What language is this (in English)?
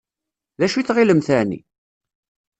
Kabyle